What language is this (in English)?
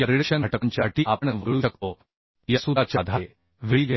Marathi